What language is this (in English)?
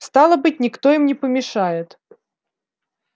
Russian